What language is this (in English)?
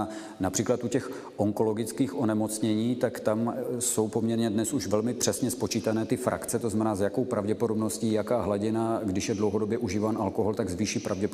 Czech